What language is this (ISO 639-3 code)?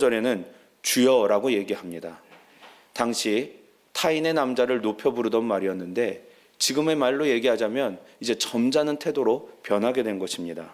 kor